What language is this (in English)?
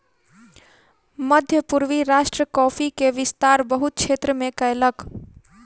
Maithili